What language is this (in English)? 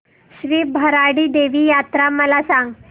Marathi